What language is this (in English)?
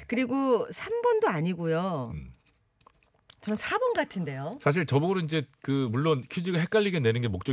Korean